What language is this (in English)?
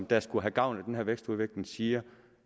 Danish